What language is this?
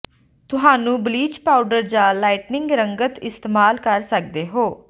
Punjabi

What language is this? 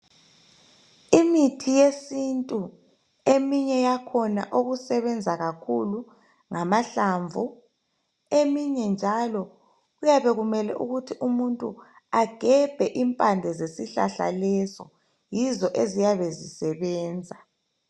North Ndebele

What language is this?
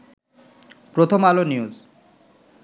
Bangla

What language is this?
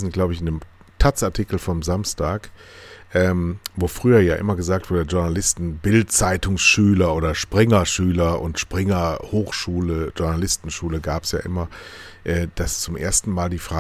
German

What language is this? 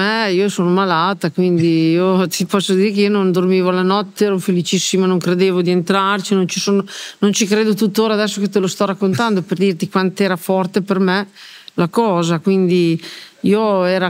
Italian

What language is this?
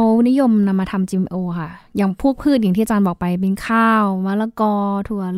Thai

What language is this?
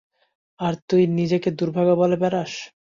Bangla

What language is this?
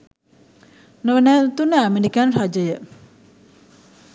Sinhala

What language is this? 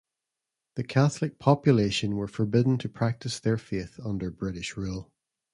English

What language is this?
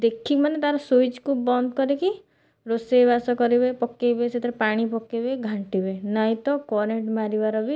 Odia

